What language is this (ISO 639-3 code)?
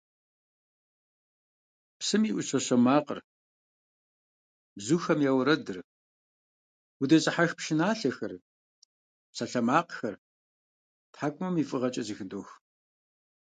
kbd